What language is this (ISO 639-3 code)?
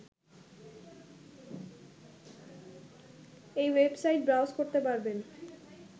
ben